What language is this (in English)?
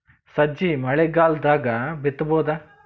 Kannada